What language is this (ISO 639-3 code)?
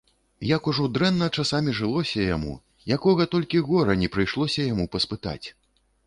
bel